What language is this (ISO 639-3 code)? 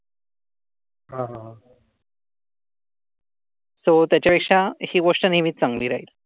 mar